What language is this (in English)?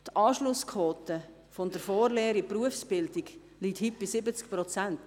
Swiss German